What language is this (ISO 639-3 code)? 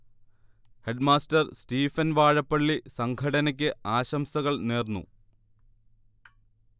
mal